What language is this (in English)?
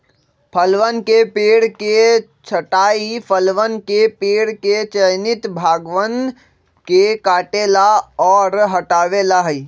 Magahi